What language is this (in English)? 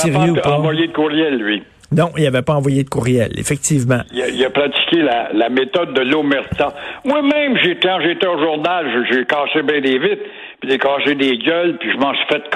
French